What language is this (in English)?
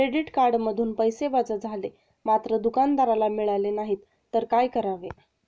Marathi